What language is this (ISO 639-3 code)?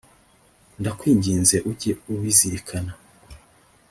kin